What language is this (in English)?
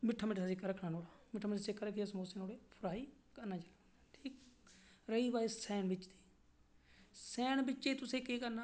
Dogri